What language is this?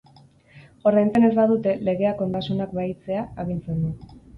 Basque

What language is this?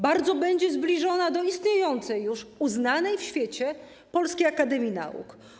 Polish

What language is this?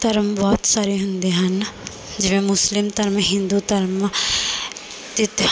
Punjabi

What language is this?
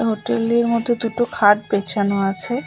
Bangla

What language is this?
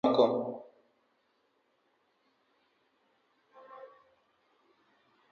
Luo (Kenya and Tanzania)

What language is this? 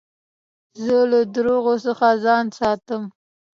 Pashto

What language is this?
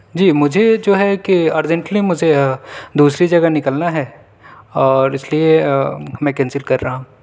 Urdu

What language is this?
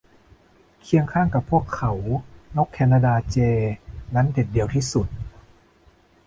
Thai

